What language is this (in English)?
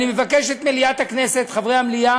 Hebrew